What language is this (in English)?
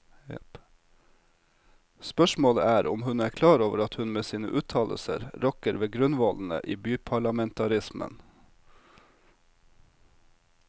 Norwegian